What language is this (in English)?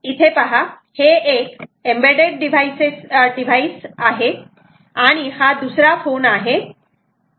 Marathi